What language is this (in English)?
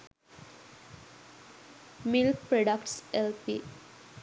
Sinhala